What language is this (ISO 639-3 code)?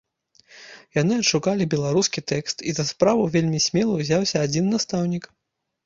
bel